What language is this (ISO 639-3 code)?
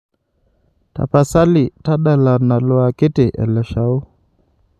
mas